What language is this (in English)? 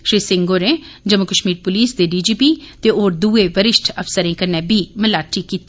Dogri